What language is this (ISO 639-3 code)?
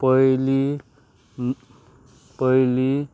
kok